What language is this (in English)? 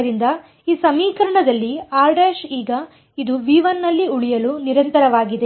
Kannada